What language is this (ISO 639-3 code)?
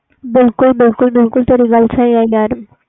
pan